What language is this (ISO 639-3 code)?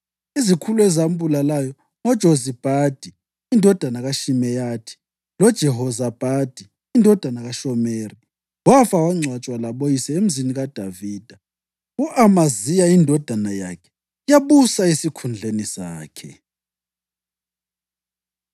nde